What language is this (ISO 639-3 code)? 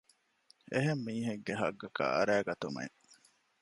div